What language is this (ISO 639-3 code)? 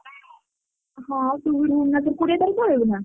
ori